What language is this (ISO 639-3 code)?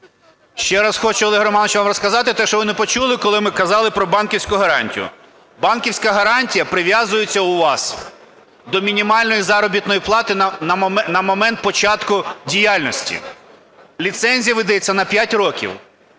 ukr